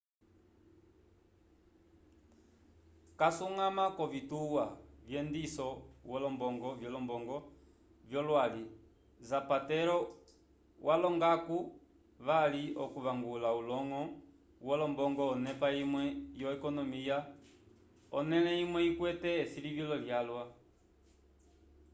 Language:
Umbundu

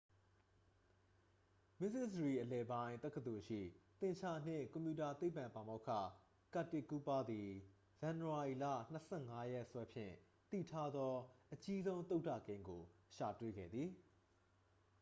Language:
Burmese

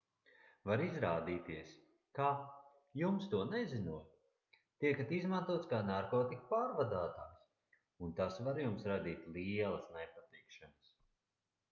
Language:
Latvian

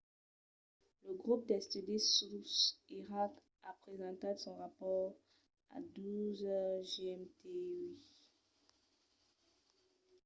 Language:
Occitan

